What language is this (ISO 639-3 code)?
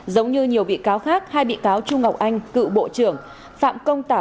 vie